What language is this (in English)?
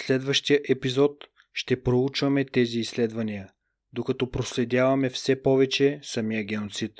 Bulgarian